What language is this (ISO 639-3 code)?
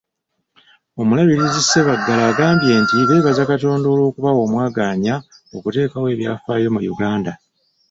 lug